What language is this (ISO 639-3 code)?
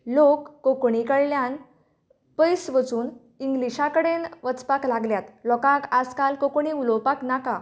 kok